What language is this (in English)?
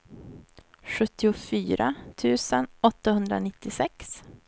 Swedish